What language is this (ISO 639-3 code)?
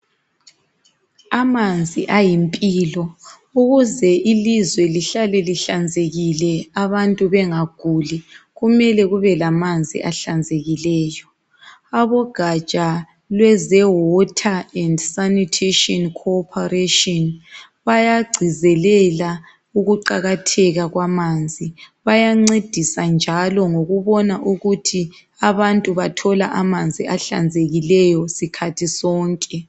nde